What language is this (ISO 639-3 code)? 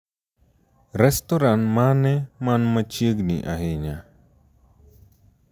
luo